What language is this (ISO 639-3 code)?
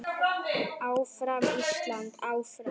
isl